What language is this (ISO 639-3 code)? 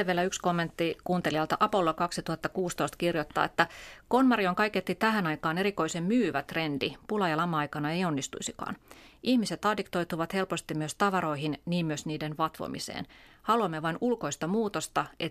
fin